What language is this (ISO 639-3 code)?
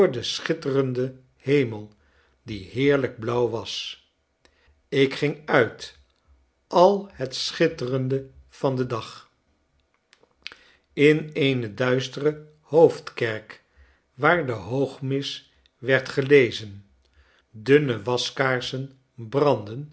nld